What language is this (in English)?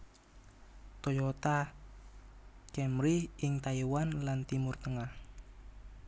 Javanese